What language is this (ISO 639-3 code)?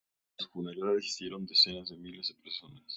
spa